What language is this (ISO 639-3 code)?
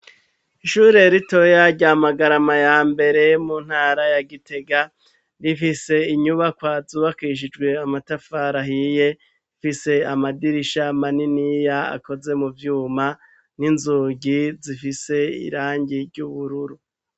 run